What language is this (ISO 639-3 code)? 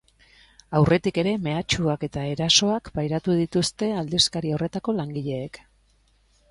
eus